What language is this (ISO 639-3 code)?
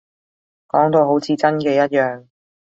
yue